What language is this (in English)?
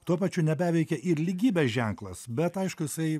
Lithuanian